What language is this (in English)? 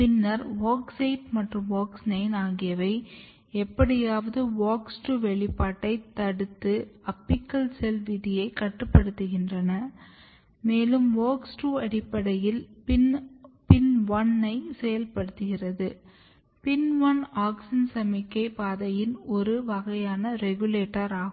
Tamil